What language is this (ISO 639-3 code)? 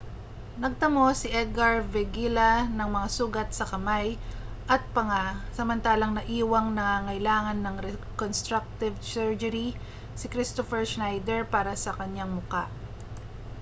fil